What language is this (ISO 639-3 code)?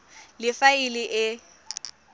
tsn